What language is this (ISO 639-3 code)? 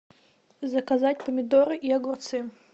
rus